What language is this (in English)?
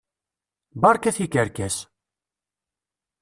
Kabyle